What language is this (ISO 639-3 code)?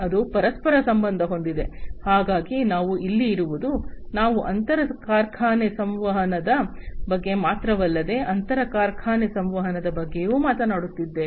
kan